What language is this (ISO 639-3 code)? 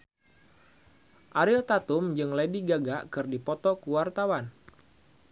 sun